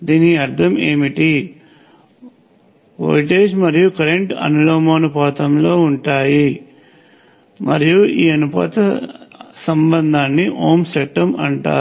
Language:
Telugu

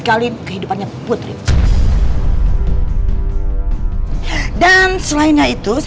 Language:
Indonesian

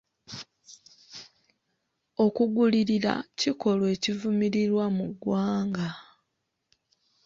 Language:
Ganda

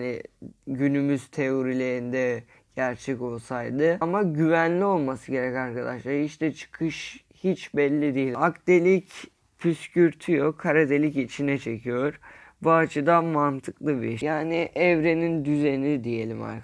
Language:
Turkish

